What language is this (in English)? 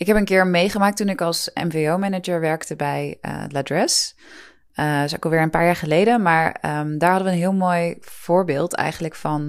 Dutch